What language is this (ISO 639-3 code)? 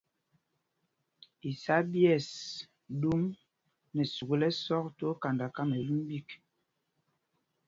mgg